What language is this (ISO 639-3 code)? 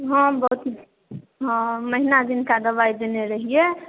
mai